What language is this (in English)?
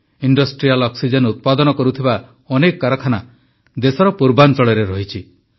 Odia